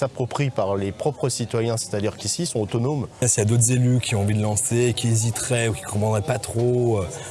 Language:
French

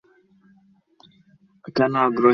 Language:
Bangla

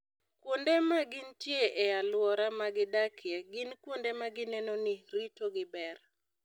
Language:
Luo (Kenya and Tanzania)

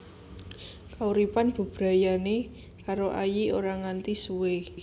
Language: Javanese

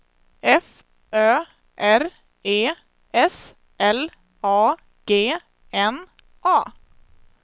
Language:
Swedish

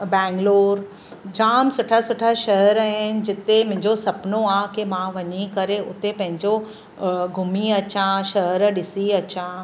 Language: Sindhi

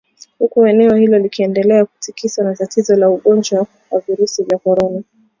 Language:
Swahili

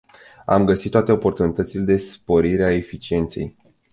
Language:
Romanian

